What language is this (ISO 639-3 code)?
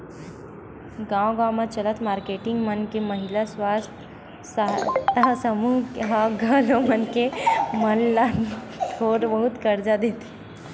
hne